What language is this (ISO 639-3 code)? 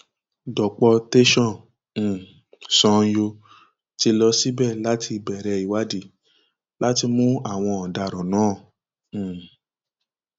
yor